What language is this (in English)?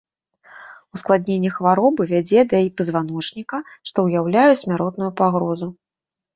Belarusian